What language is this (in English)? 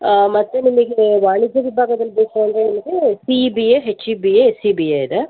Kannada